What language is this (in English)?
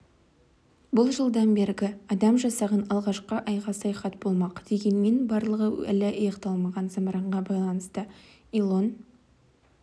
Kazakh